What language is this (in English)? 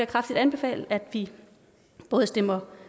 Danish